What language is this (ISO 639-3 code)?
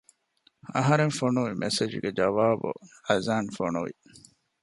div